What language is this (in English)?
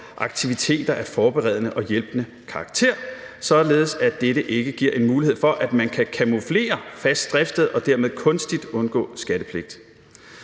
Danish